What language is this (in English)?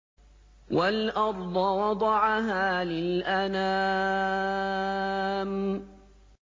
Arabic